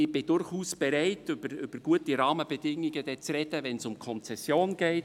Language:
Swiss German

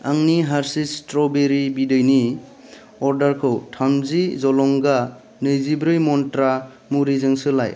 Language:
Bodo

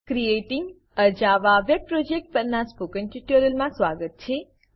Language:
Gujarati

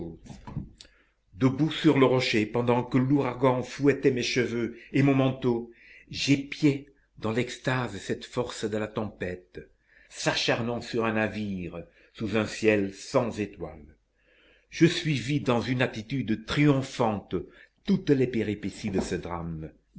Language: French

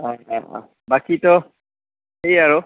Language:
Assamese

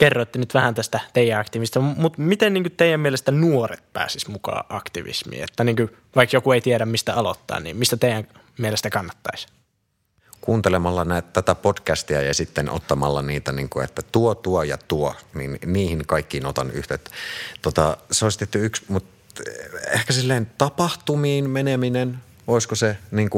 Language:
Finnish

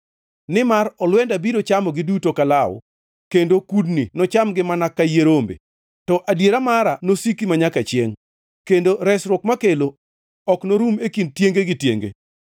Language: Luo (Kenya and Tanzania)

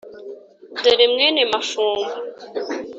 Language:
Kinyarwanda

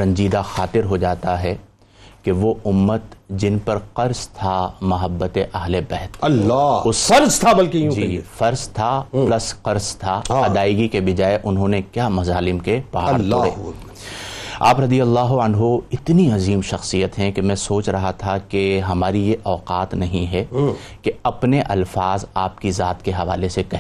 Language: Urdu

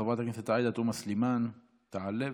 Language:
Hebrew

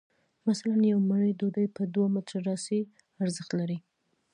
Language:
Pashto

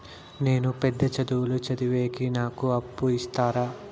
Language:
Telugu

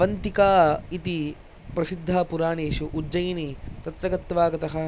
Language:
Sanskrit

